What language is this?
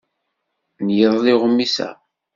Kabyle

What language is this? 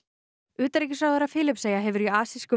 Icelandic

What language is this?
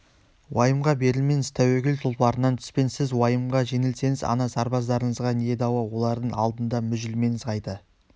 Kazakh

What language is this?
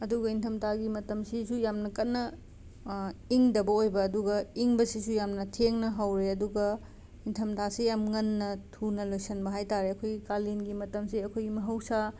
Manipuri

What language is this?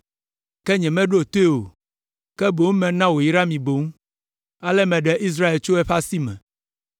Ewe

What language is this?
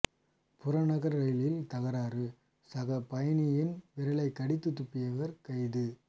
Tamil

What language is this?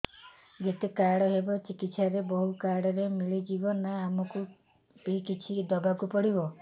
Odia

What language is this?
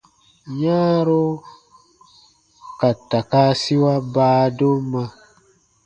Baatonum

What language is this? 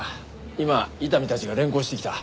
Japanese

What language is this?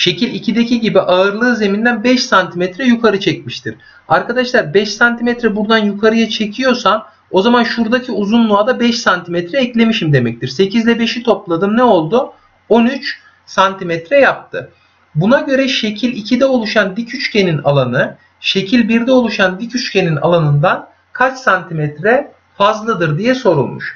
Turkish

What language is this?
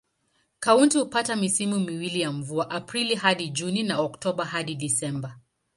Swahili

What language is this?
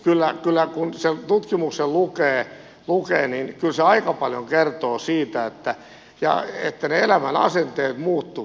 Finnish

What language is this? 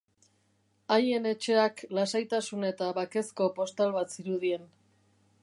Basque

